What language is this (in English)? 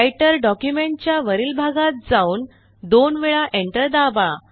Marathi